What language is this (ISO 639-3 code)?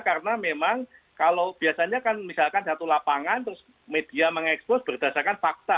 ind